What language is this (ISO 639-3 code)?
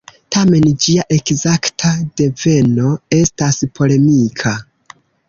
epo